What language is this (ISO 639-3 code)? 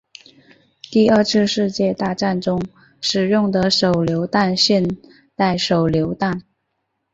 zho